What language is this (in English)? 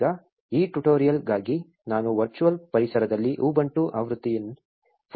Kannada